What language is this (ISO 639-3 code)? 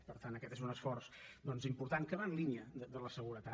cat